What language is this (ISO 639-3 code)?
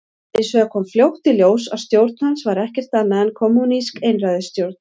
isl